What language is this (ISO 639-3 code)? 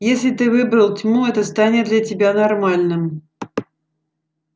rus